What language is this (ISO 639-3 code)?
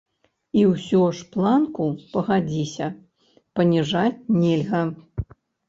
bel